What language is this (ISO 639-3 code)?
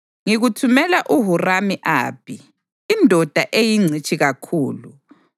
nde